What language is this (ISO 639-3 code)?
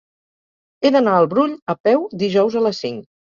cat